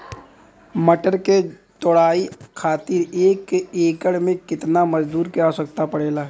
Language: Bhojpuri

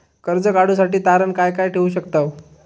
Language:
Marathi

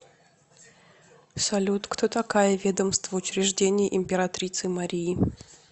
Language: Russian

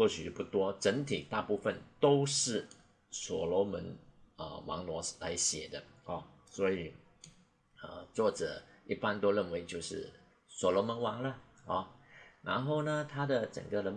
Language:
Chinese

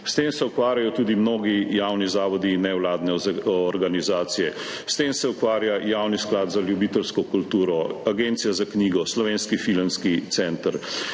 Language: Slovenian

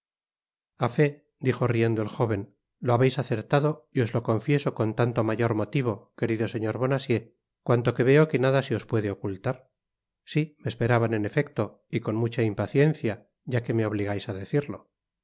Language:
Spanish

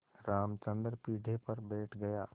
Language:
Hindi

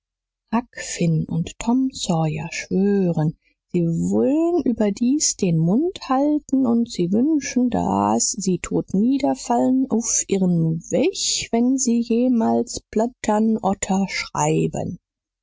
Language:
German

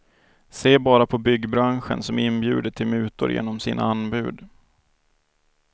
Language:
Swedish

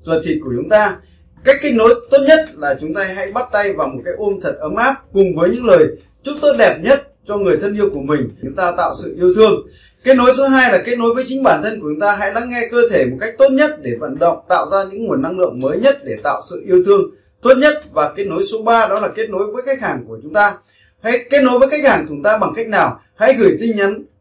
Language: Vietnamese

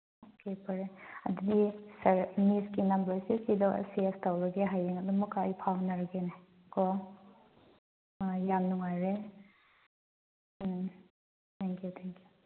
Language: Manipuri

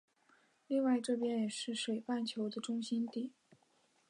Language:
Chinese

